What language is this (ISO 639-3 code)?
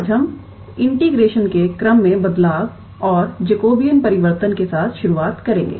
hin